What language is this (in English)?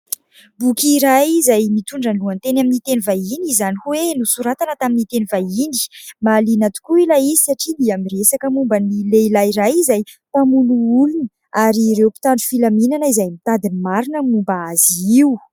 Malagasy